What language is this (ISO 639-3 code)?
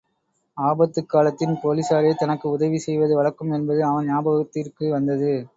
tam